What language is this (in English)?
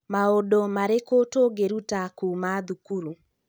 Kikuyu